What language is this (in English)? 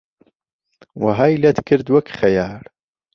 Central Kurdish